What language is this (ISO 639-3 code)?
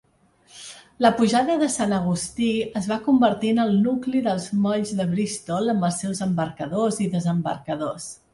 cat